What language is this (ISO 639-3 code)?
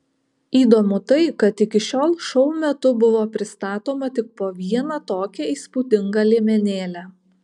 lit